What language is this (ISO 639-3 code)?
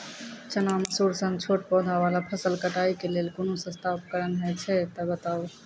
mai